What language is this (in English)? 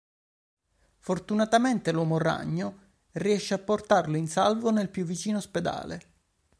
Italian